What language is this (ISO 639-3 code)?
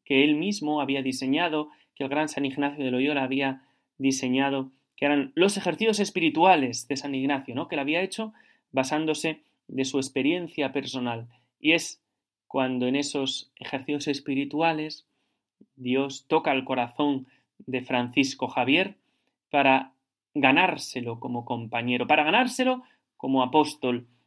spa